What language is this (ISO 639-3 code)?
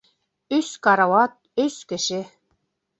bak